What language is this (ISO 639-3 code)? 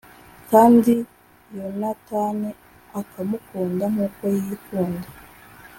kin